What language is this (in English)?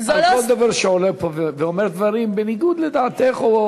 Hebrew